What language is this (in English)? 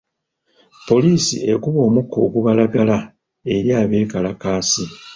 Ganda